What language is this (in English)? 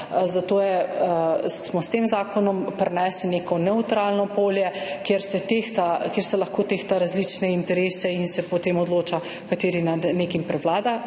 Slovenian